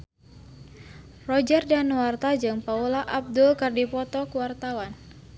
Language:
Sundanese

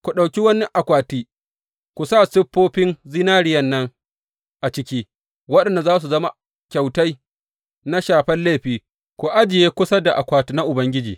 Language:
Hausa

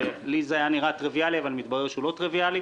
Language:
Hebrew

